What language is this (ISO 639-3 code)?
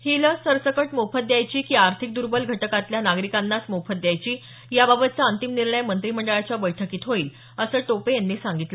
mar